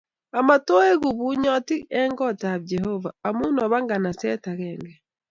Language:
Kalenjin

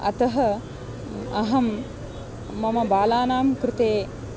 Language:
Sanskrit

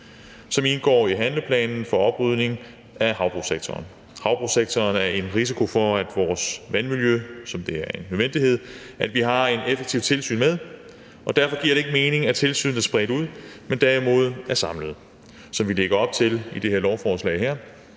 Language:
Danish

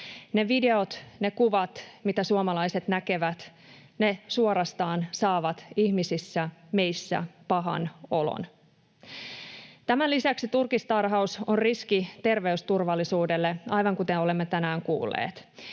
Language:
Finnish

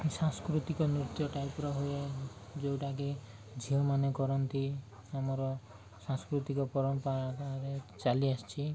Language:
Odia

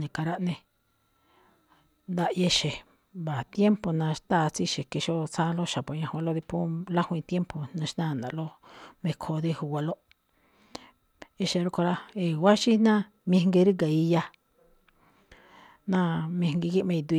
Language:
Malinaltepec Me'phaa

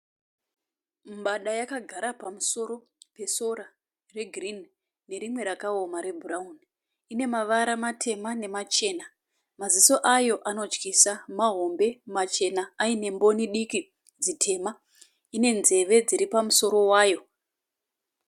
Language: Shona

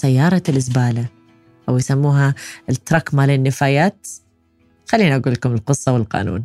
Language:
Arabic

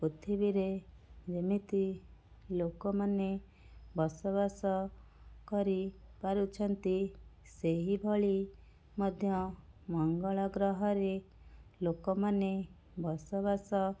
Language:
Odia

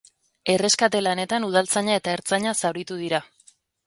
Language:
Basque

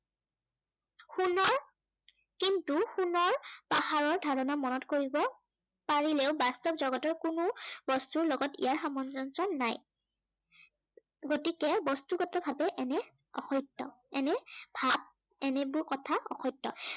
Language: Assamese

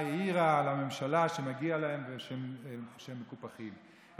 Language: Hebrew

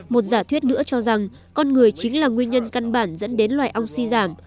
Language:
Vietnamese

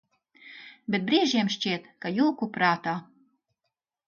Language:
Latvian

